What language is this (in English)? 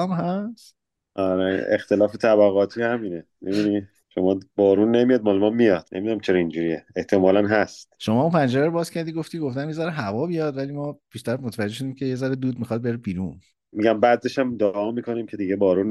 Persian